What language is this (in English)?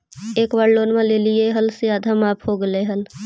Magahi